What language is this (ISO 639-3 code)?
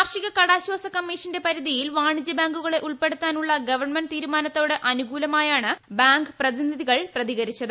mal